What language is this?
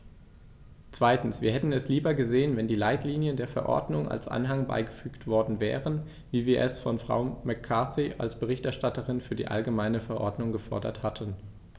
German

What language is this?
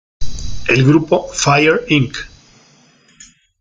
Spanish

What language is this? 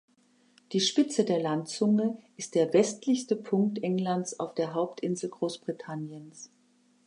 German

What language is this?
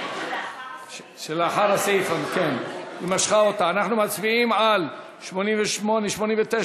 Hebrew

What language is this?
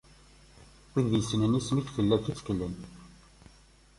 Kabyle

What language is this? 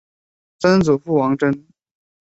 Chinese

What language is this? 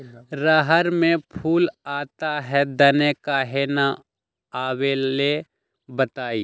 Magahi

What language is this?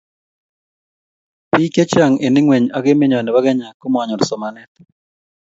Kalenjin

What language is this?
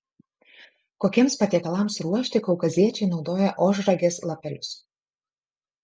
Lithuanian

